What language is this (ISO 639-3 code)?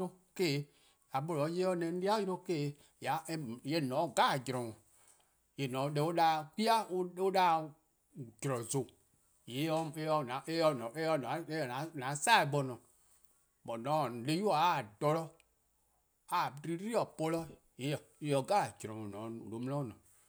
kqo